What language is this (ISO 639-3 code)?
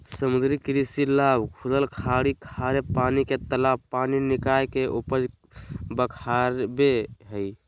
mag